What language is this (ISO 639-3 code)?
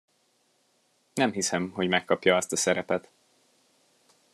hun